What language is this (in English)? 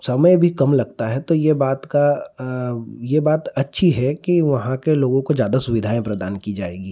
Hindi